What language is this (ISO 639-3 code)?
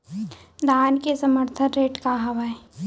hne